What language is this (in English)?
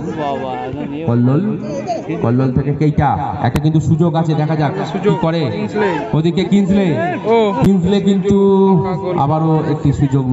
Bangla